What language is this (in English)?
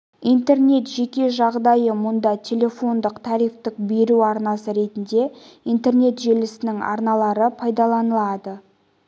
Kazakh